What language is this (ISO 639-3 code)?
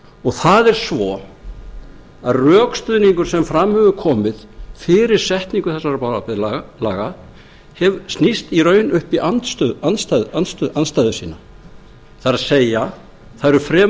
isl